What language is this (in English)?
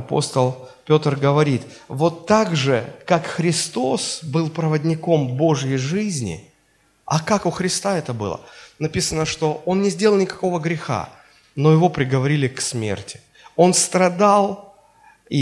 Russian